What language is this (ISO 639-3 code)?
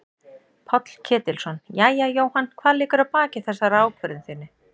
isl